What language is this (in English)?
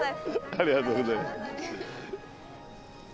Japanese